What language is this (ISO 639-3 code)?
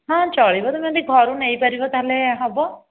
ori